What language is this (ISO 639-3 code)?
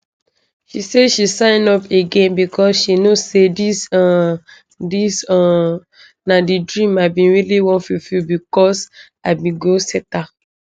pcm